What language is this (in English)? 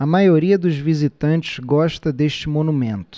Portuguese